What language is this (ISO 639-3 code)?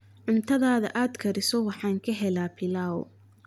som